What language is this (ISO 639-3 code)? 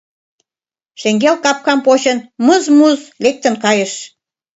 chm